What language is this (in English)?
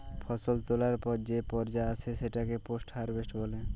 Bangla